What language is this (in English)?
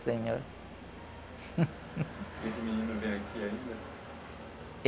Portuguese